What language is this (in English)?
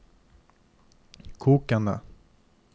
Norwegian